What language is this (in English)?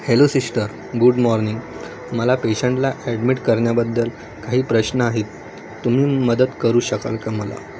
Marathi